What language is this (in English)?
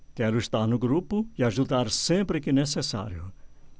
Portuguese